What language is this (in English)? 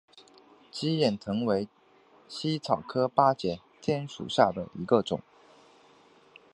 Chinese